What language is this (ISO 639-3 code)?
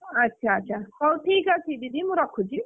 ori